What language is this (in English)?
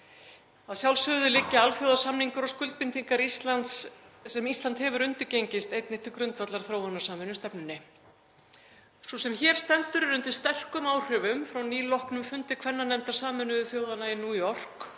Icelandic